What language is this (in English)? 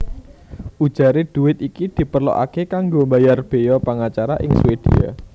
Javanese